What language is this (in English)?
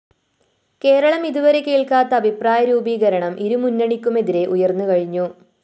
Malayalam